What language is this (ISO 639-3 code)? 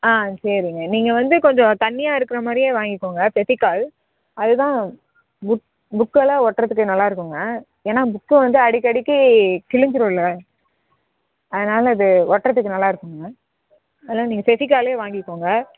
tam